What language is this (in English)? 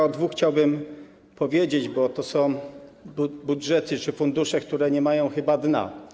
Polish